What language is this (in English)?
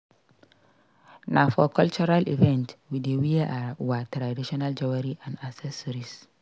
Nigerian Pidgin